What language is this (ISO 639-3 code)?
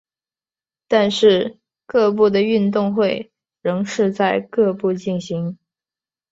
zho